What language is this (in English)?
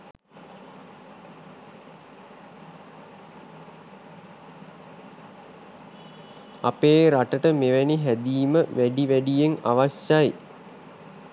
Sinhala